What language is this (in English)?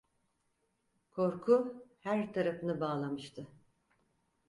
Turkish